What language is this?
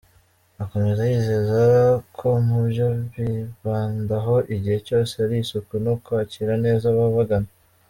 Kinyarwanda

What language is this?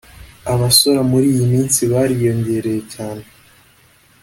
Kinyarwanda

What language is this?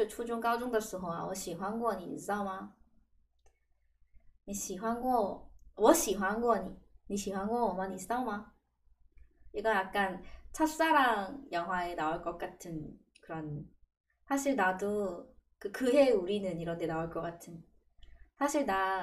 Korean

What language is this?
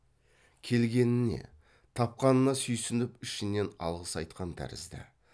Kazakh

